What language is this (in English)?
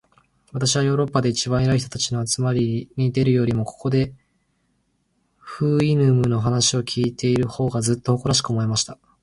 Japanese